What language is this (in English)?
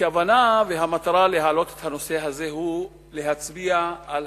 Hebrew